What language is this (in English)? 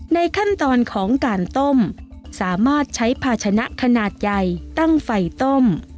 Thai